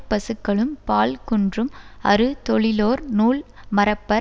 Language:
Tamil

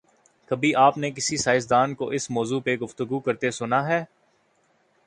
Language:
Urdu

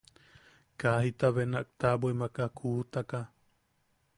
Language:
Yaqui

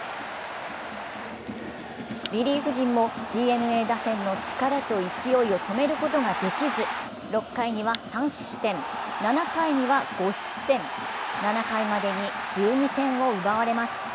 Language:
Japanese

